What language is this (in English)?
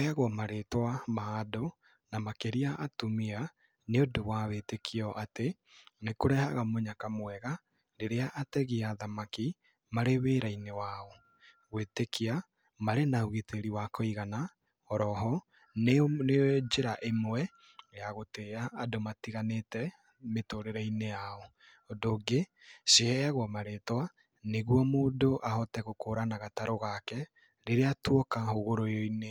Kikuyu